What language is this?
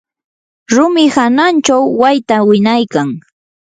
Yanahuanca Pasco Quechua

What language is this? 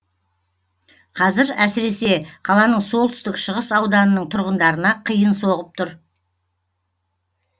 Kazakh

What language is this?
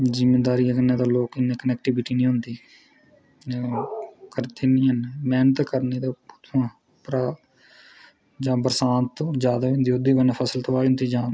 Dogri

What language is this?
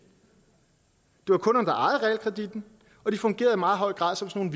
Danish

